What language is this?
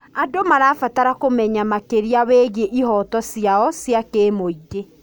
Kikuyu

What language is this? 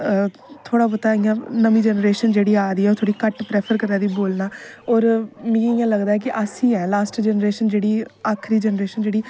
Dogri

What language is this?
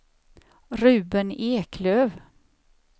Swedish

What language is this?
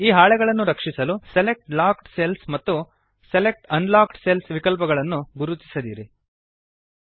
Kannada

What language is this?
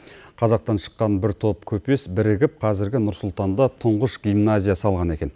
Kazakh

